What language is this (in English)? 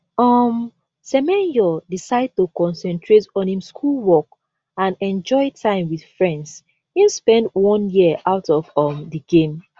Nigerian Pidgin